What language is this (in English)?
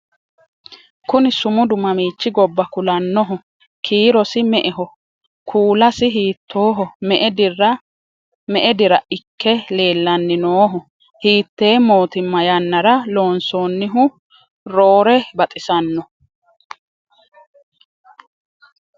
Sidamo